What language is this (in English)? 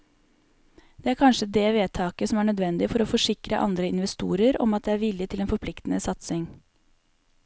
Norwegian